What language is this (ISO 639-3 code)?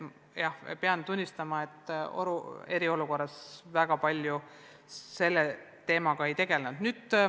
est